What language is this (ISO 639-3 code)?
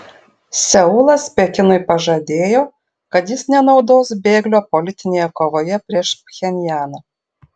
lit